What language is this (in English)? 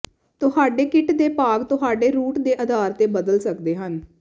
Punjabi